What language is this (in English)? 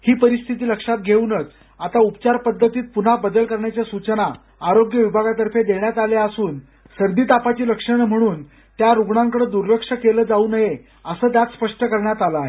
Marathi